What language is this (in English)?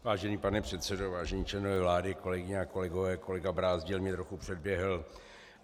Czech